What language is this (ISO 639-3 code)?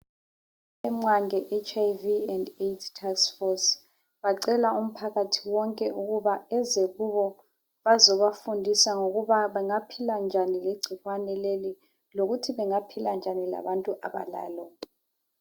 nde